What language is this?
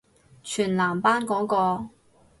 Cantonese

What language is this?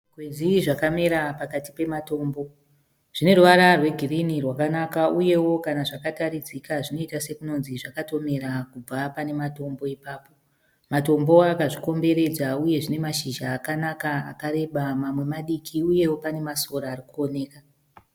Shona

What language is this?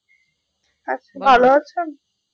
Bangla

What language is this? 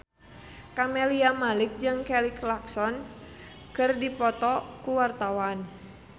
Sundanese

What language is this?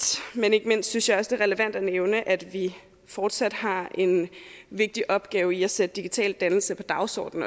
Danish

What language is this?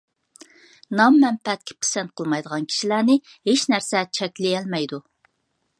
Uyghur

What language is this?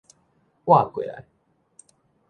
Min Nan Chinese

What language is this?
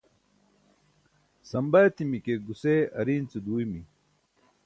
Burushaski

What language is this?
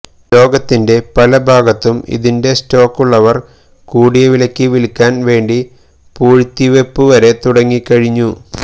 Malayalam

